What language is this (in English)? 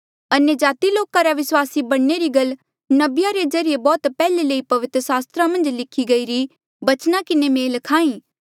Mandeali